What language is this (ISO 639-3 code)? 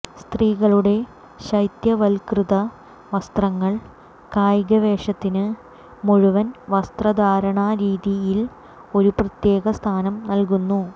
mal